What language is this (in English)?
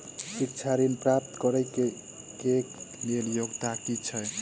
Maithili